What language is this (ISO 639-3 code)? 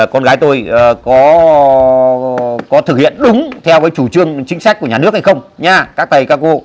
vie